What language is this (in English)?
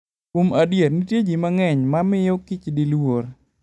Luo (Kenya and Tanzania)